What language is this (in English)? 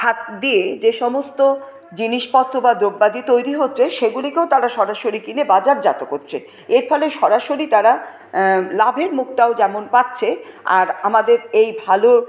Bangla